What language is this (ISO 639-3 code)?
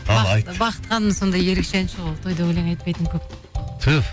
kaz